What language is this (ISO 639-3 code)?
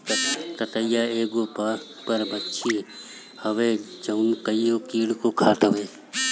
bho